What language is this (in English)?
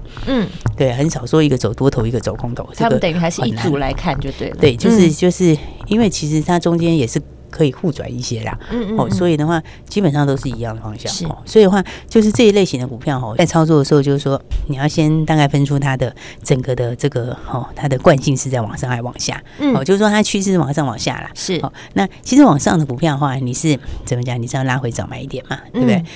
Chinese